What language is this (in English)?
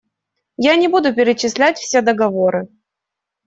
Russian